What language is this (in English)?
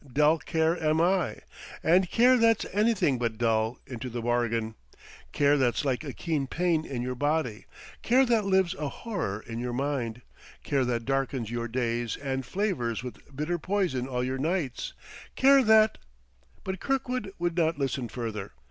English